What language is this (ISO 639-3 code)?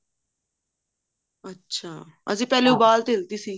pan